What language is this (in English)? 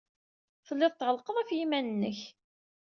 Kabyle